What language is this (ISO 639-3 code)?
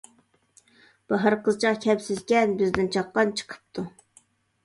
uig